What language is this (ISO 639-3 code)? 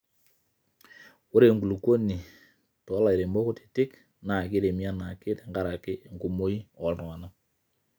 mas